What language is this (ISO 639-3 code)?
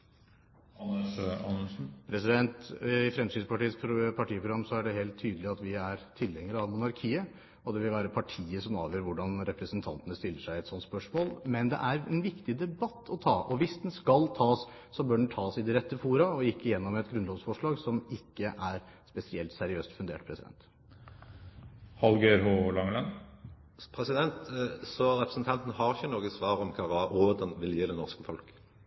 nor